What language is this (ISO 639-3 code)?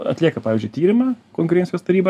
lit